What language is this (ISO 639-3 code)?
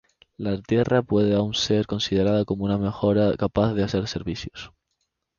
spa